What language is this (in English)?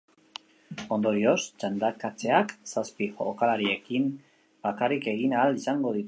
Basque